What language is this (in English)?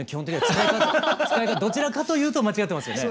Japanese